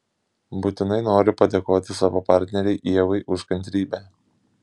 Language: Lithuanian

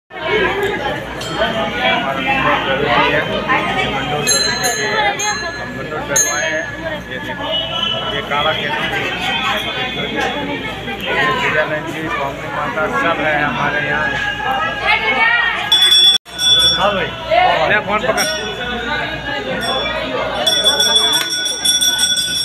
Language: Arabic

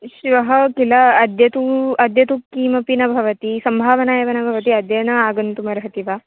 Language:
Sanskrit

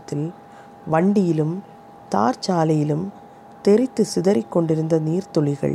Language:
Tamil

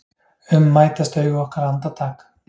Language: Icelandic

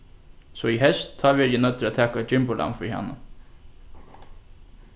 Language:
Faroese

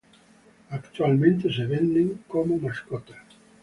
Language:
Spanish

